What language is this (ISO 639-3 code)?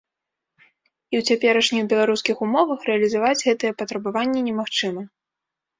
bel